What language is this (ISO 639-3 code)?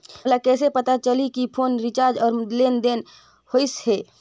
hne